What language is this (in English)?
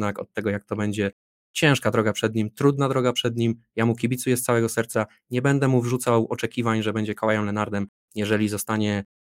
Polish